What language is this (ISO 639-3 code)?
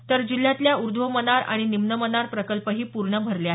mar